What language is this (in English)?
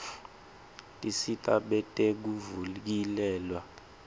Swati